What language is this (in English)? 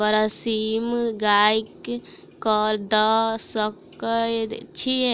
Maithili